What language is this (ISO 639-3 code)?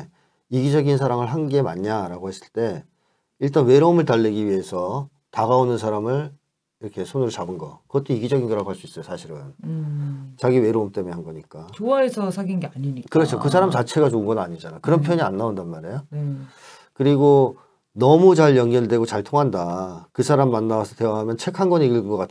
kor